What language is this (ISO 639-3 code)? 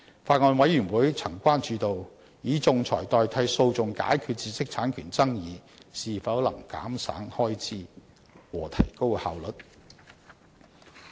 yue